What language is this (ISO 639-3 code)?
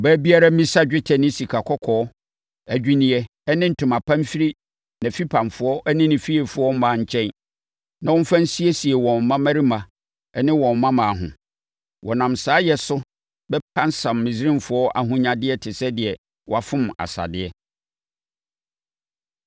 aka